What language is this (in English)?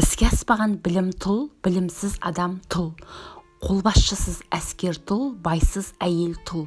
Turkish